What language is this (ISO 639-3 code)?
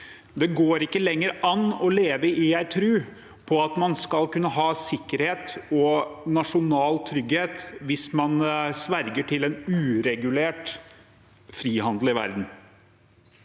nor